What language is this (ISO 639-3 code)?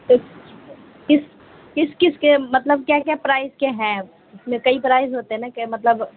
urd